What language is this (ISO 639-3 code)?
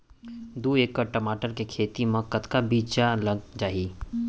hne